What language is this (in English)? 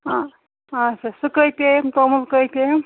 Kashmiri